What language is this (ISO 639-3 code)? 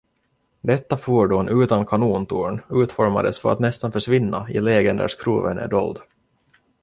swe